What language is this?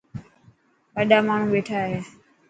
Dhatki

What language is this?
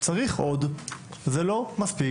Hebrew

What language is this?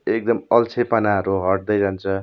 Nepali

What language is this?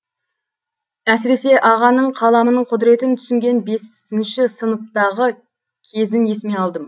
Kazakh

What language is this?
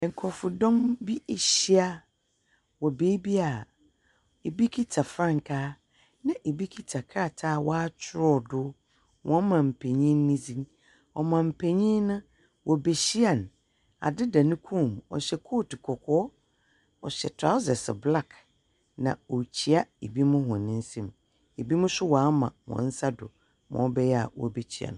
Akan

